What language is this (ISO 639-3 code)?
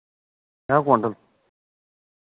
doi